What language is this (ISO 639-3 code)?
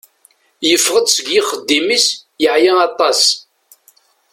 kab